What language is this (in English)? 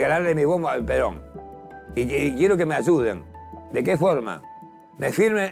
Spanish